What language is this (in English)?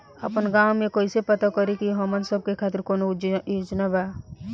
Bhojpuri